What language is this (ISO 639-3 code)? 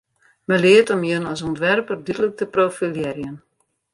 fry